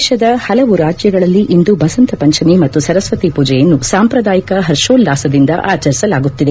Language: Kannada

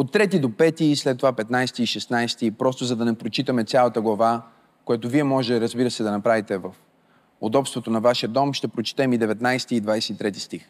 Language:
Bulgarian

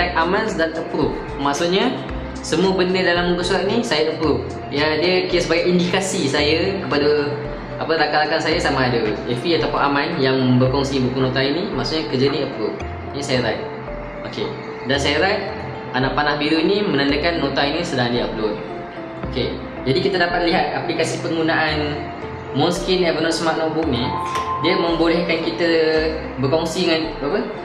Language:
Malay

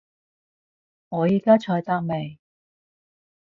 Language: Cantonese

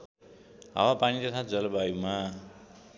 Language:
Nepali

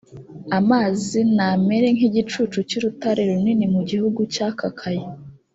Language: Kinyarwanda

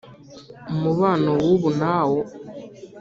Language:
Kinyarwanda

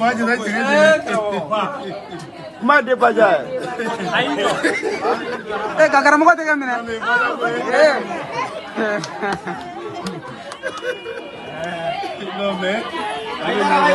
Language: Arabic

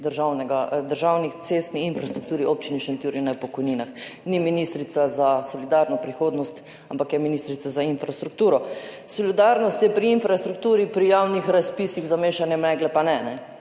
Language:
Slovenian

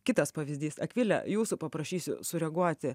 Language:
Lithuanian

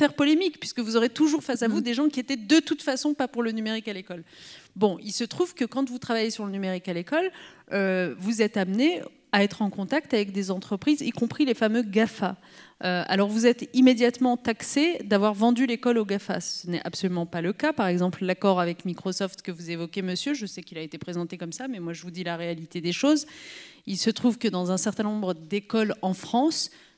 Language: French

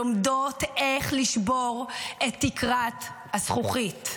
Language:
Hebrew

